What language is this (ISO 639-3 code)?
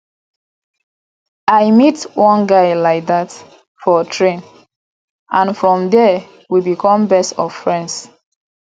pcm